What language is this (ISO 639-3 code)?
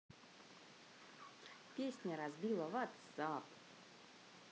rus